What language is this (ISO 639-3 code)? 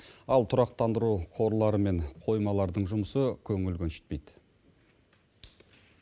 kaz